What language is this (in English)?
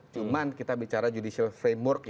Indonesian